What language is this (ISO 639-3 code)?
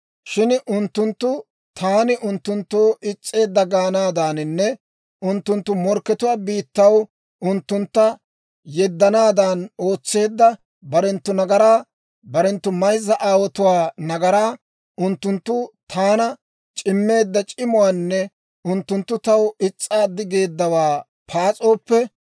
dwr